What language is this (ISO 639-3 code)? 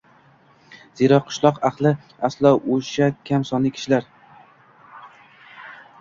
uzb